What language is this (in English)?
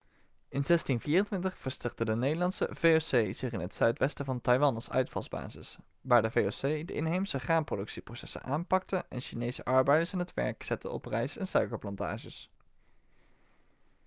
Dutch